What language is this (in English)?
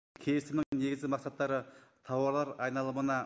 Kazakh